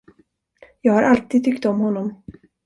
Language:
Swedish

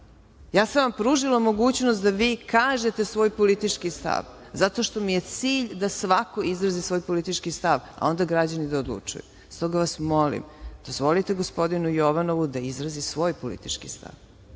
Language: Serbian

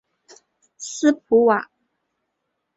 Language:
Chinese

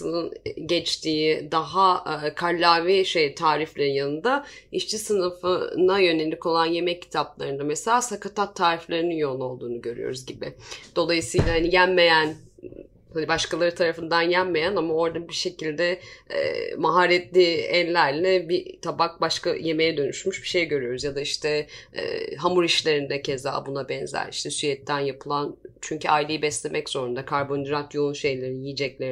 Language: Turkish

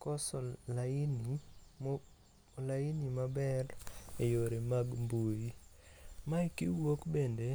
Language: Luo (Kenya and Tanzania)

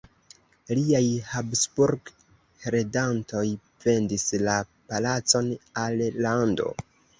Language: Esperanto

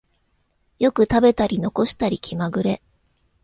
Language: Japanese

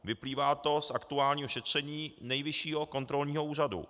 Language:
Czech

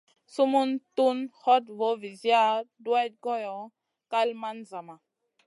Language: Masana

